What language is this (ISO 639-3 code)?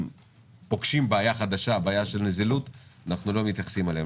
heb